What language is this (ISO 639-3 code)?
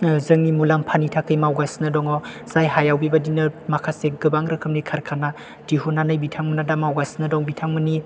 brx